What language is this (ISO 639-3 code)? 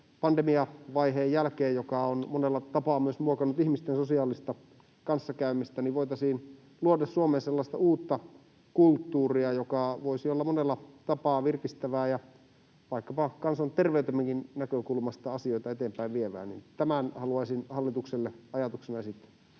fin